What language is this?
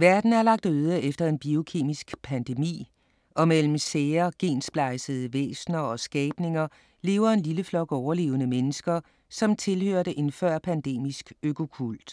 Danish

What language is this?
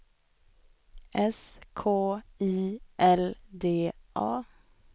Swedish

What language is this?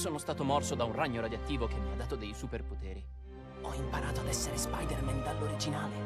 Italian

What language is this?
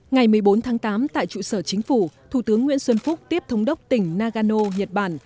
Vietnamese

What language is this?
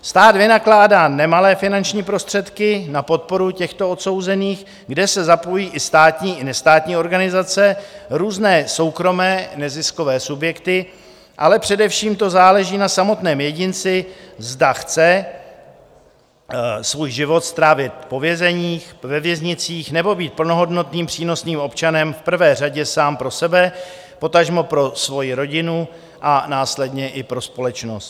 Czech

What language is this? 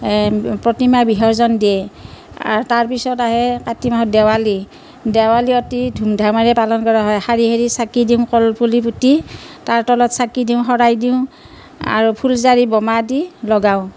Assamese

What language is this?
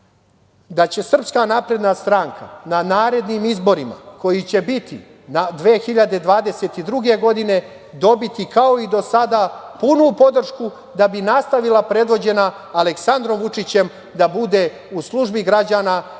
Serbian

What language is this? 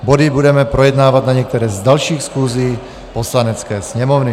Czech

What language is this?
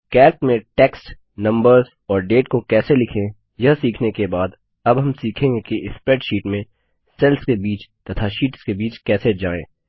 Hindi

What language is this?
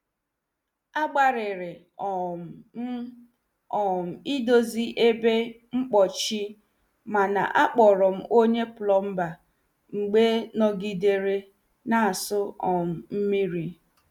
Igbo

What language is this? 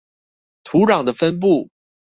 Chinese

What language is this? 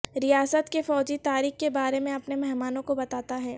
Urdu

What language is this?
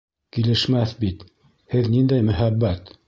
Bashkir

